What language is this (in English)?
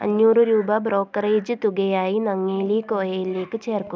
Malayalam